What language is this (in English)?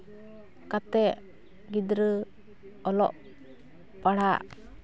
Santali